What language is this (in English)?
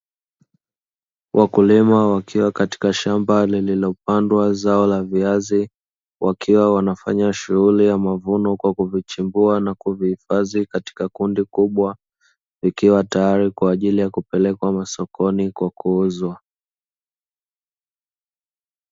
Swahili